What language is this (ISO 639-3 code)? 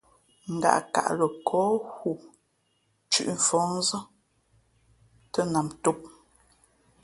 fmp